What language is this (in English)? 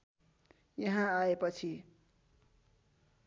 Nepali